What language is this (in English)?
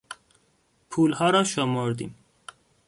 Persian